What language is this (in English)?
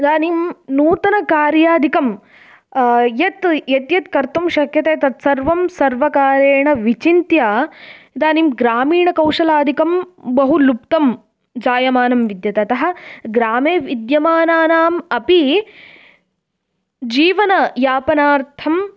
Sanskrit